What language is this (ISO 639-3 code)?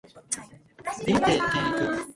jpn